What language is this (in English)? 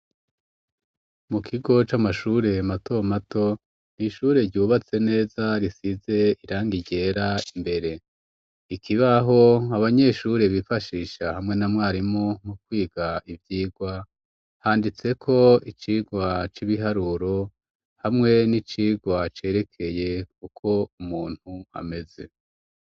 Rundi